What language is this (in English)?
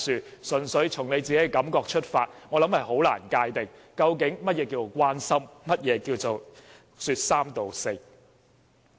Cantonese